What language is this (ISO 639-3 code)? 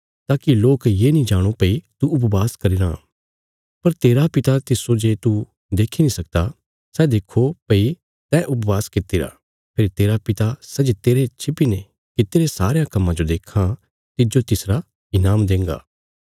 kfs